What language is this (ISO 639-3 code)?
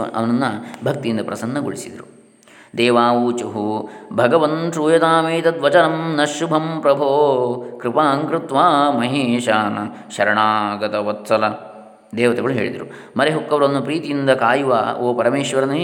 kan